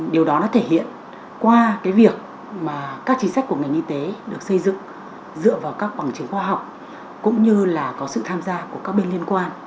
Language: Vietnamese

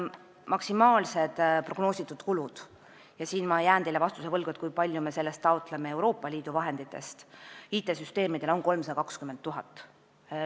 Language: Estonian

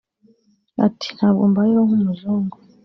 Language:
Kinyarwanda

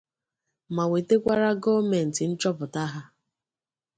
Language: Igbo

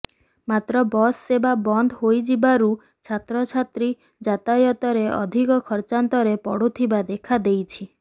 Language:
Odia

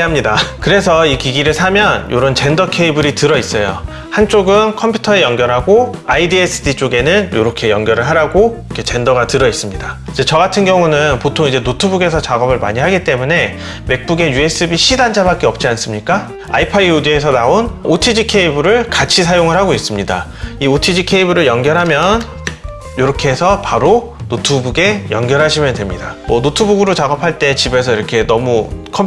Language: Korean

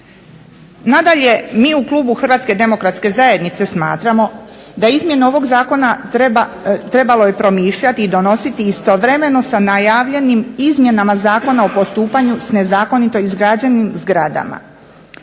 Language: Croatian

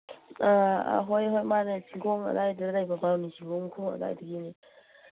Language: Manipuri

